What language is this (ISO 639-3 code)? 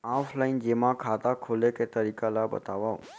hne